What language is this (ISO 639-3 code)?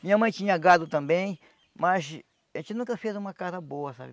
por